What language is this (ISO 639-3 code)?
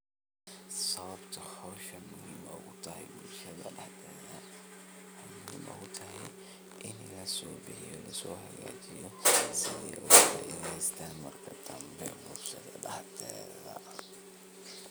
som